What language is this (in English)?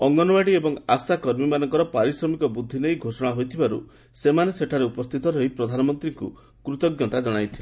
Odia